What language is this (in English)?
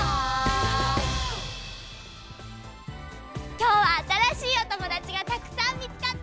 Japanese